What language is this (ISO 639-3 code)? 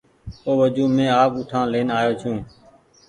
gig